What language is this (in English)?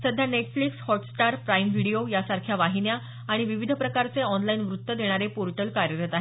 Marathi